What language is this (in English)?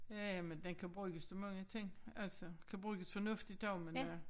Danish